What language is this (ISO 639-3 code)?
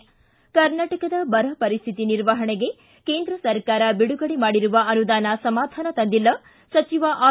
kan